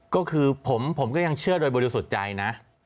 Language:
Thai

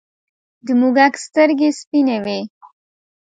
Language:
Pashto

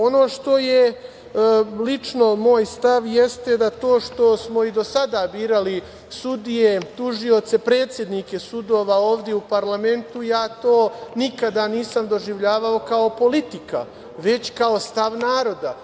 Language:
Serbian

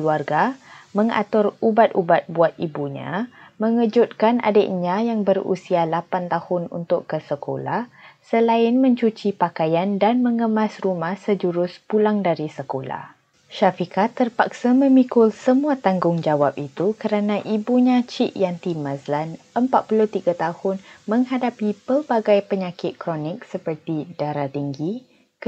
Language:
Malay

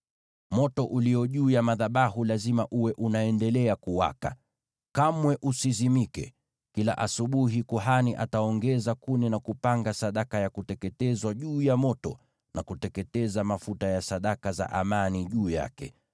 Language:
Swahili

